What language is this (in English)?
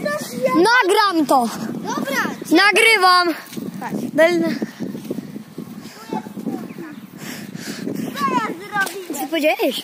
Polish